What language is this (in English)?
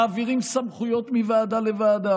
Hebrew